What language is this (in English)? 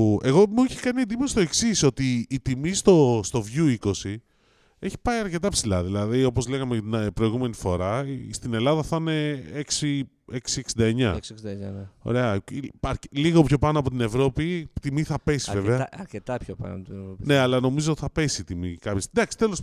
Greek